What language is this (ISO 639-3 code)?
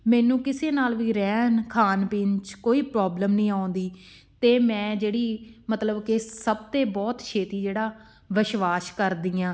pan